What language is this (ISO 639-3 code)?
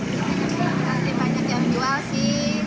ind